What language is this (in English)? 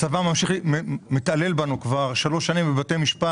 Hebrew